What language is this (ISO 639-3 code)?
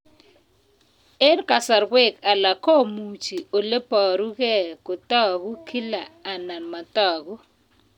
kln